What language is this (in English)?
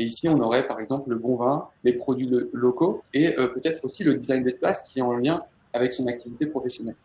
French